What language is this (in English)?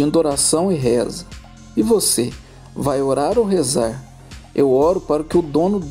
Portuguese